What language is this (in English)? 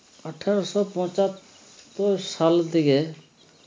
Bangla